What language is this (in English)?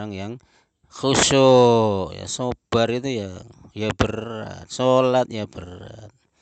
Indonesian